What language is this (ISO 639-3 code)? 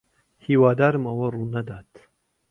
ckb